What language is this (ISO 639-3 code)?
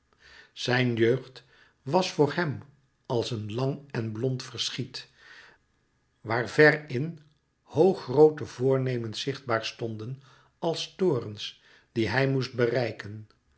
nld